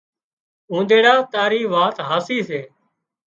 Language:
Wadiyara Koli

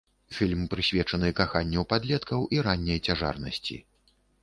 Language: Belarusian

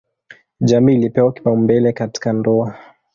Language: Swahili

